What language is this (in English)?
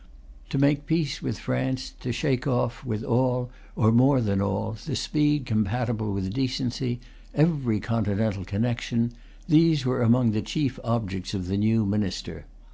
English